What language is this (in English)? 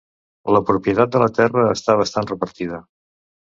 Catalan